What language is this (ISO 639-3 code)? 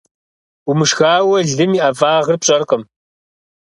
kbd